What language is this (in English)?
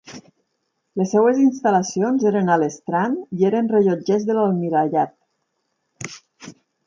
Catalan